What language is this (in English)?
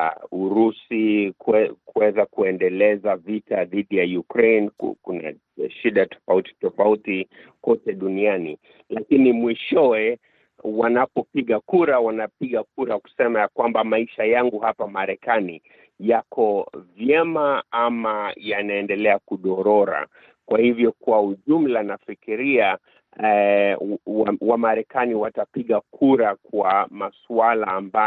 Swahili